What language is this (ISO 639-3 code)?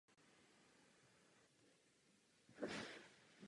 ces